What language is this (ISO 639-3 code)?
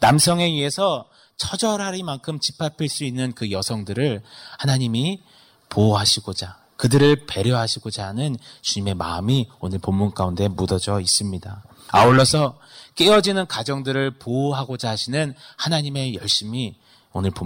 kor